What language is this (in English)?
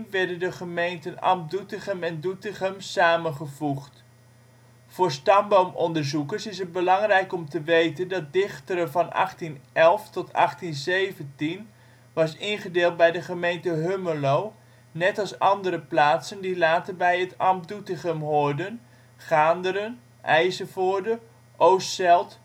Dutch